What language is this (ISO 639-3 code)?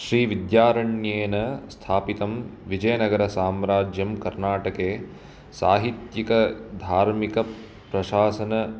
san